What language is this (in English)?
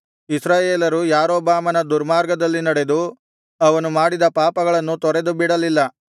Kannada